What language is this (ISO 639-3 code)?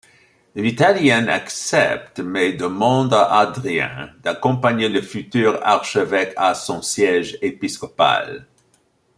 fra